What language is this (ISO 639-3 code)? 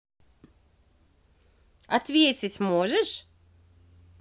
rus